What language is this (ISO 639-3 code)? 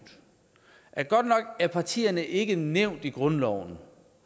dan